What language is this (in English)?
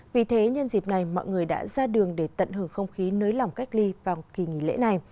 Vietnamese